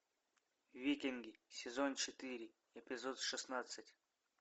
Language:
Russian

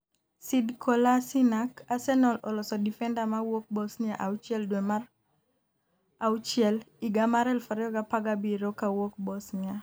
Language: Luo (Kenya and Tanzania)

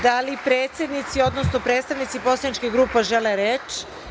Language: Serbian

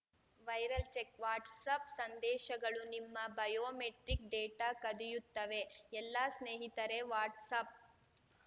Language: Kannada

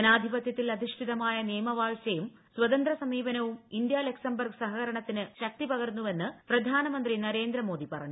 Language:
Malayalam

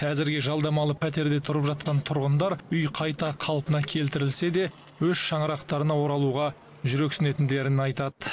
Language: Kazakh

